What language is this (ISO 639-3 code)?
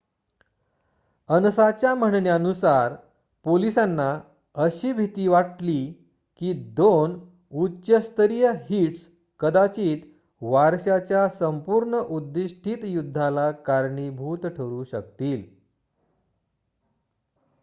mar